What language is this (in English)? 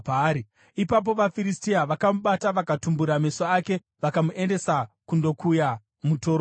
Shona